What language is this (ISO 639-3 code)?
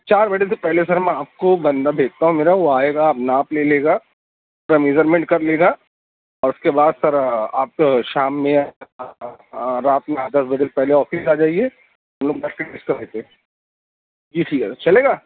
urd